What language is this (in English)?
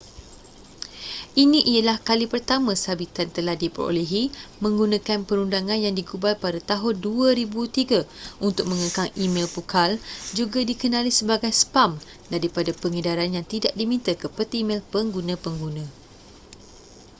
Malay